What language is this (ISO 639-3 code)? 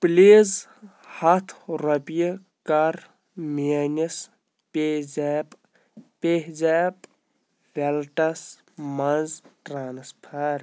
kas